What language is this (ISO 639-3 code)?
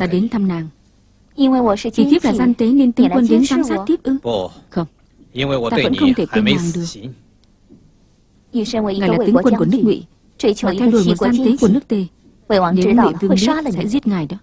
vie